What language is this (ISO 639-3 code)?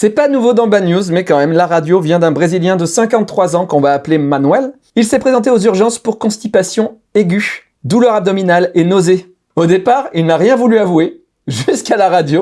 fra